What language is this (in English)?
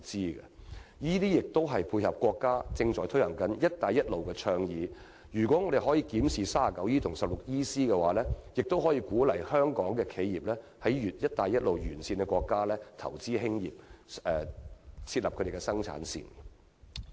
Cantonese